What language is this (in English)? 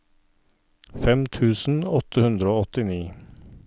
Norwegian